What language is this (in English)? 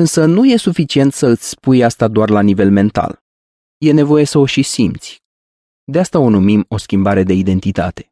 Romanian